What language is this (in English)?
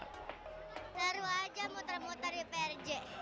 Indonesian